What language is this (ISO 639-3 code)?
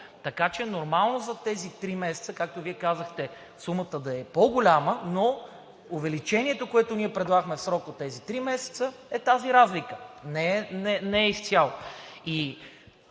bul